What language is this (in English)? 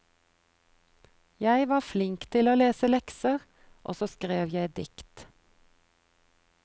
Norwegian